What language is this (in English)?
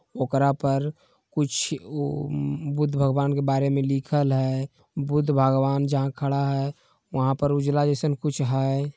Magahi